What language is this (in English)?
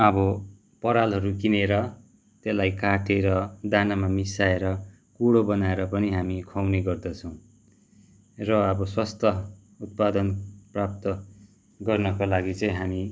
Nepali